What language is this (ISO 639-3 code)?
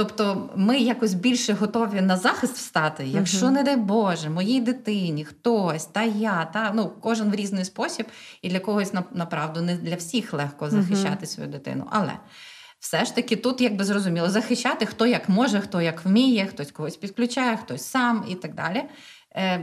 ukr